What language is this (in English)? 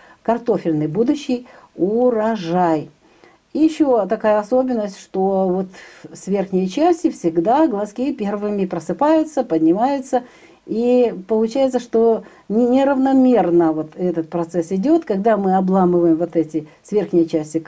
Russian